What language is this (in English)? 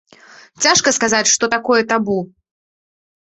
Belarusian